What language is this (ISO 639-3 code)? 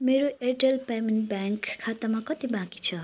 nep